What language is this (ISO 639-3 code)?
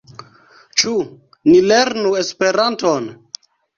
epo